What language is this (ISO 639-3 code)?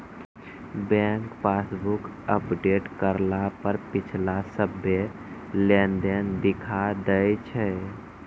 mai